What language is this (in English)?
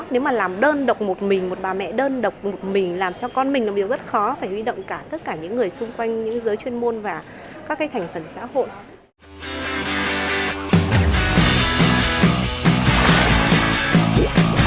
Vietnamese